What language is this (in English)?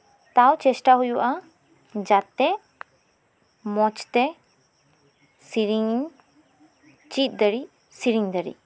Santali